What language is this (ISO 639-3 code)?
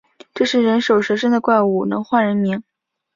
zho